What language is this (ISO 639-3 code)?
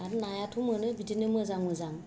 brx